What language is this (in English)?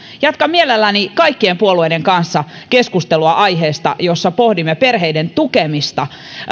Finnish